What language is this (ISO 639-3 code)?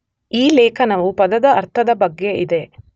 kan